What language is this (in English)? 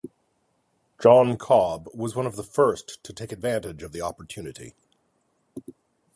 English